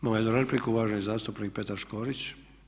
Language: Croatian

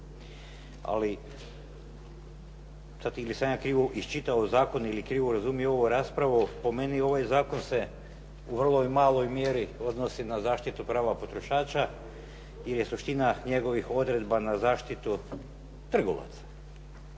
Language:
Croatian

